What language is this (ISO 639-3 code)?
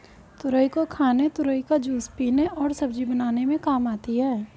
hin